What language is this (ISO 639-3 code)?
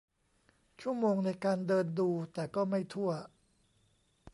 tha